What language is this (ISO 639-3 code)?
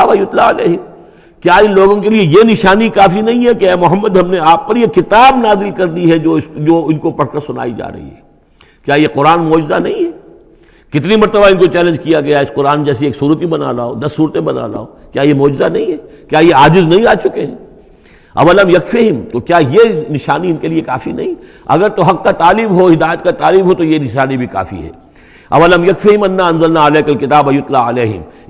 ara